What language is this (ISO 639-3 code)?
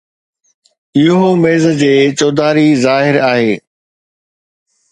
snd